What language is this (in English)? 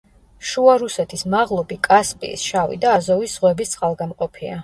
Georgian